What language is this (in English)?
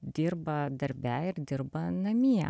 Lithuanian